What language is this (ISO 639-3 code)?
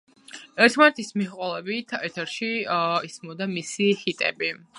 kat